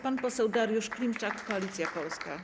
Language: Polish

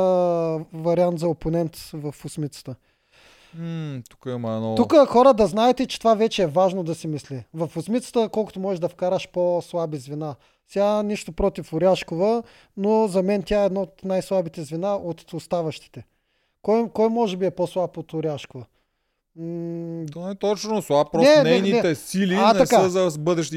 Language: Bulgarian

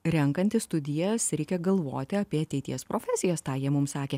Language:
Lithuanian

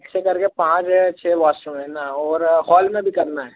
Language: Hindi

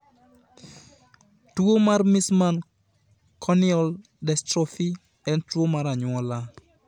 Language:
Luo (Kenya and Tanzania)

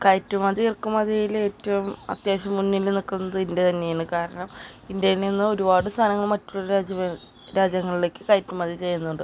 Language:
Malayalam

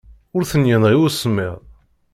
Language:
Kabyle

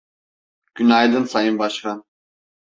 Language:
Turkish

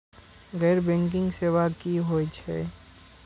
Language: Maithili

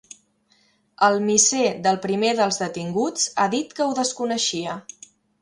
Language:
Catalan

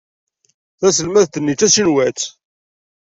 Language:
Kabyle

